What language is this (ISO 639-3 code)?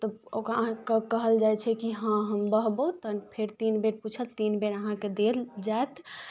mai